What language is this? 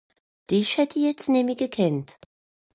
Swiss German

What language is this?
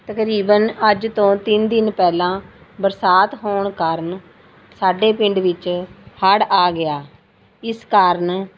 Punjabi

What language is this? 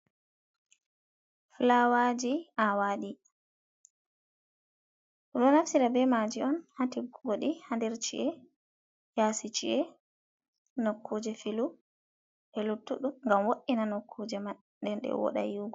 Fula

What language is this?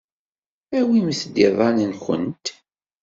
Kabyle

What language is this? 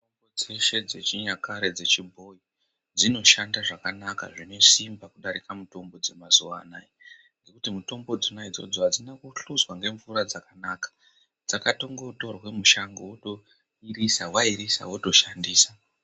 Ndau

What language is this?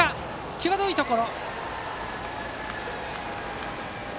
Japanese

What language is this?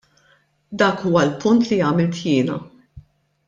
Maltese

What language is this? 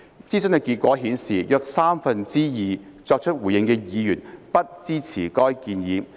Cantonese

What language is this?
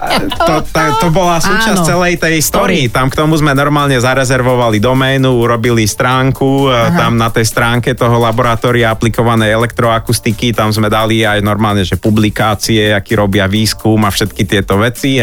Slovak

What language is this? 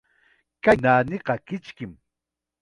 Chiquián Ancash Quechua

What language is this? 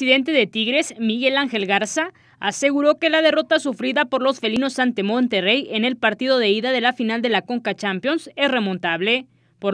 Spanish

